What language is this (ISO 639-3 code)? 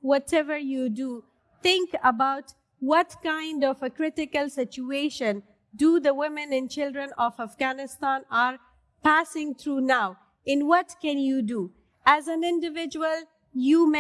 eng